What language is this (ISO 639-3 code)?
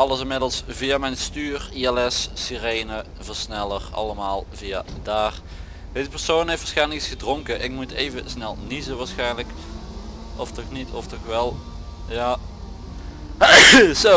nld